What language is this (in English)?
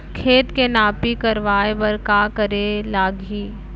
Chhattisgarhi